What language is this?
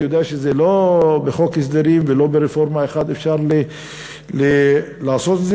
Hebrew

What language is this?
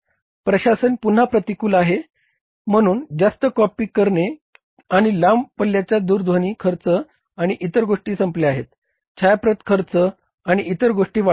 Marathi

